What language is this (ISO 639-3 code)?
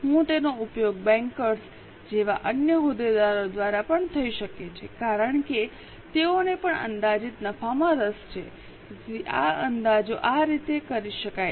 guj